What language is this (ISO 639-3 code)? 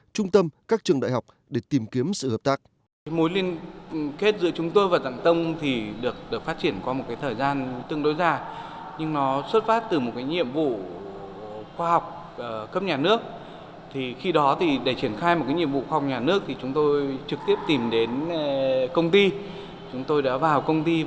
vie